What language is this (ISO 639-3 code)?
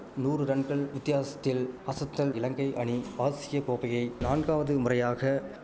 tam